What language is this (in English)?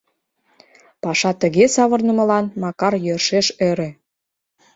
Mari